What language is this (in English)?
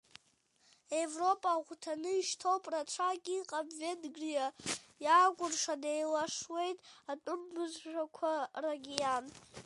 Abkhazian